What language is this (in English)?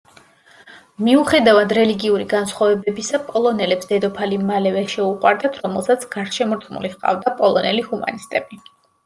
Georgian